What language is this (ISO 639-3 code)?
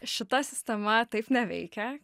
lit